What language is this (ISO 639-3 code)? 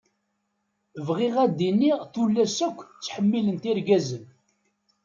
kab